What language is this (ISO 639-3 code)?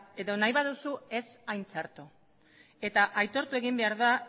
eus